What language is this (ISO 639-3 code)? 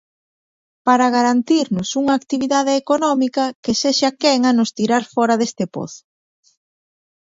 glg